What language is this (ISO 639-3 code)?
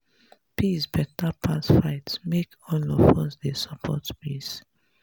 pcm